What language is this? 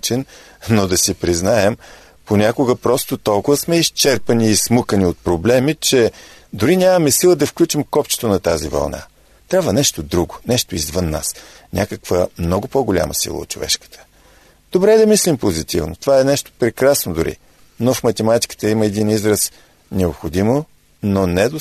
Bulgarian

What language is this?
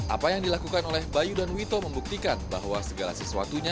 Indonesian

